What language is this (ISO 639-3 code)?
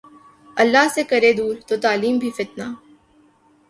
urd